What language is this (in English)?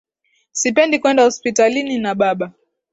Swahili